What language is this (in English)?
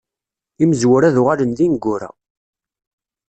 Kabyle